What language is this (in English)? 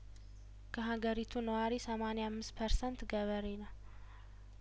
Amharic